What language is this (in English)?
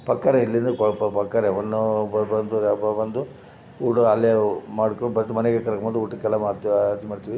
Kannada